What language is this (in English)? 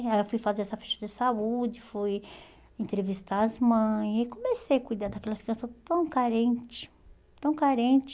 Portuguese